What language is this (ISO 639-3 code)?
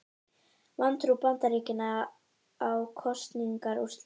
isl